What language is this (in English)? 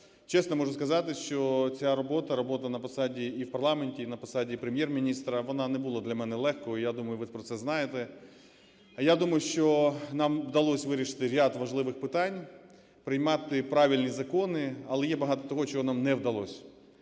Ukrainian